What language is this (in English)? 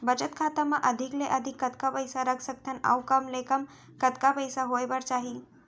Chhattisgarhi